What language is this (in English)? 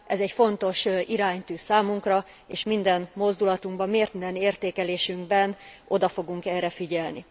Hungarian